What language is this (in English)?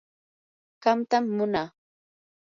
Yanahuanca Pasco Quechua